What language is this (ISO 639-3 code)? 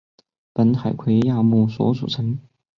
zho